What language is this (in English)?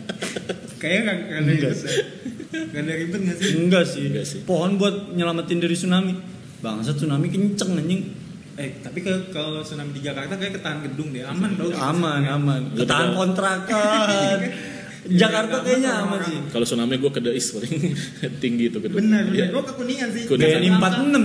Indonesian